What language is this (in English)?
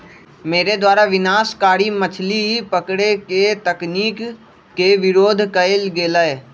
Magahi